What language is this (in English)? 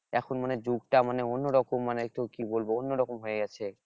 Bangla